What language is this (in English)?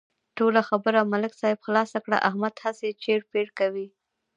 Pashto